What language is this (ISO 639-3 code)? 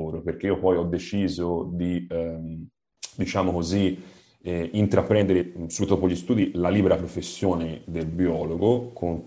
ita